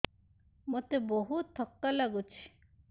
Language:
Odia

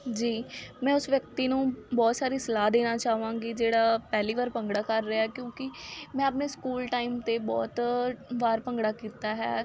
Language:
Punjabi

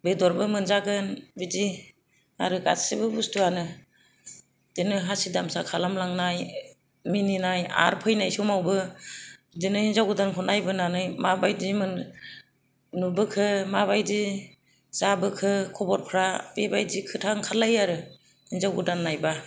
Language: Bodo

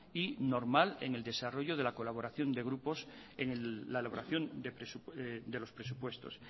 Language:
Spanish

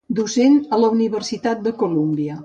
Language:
Catalan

